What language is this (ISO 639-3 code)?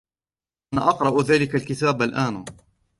ara